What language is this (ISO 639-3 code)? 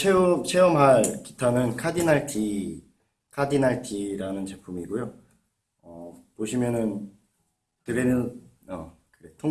kor